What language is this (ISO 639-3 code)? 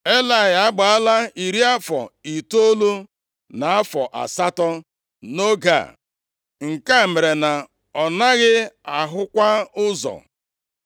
ibo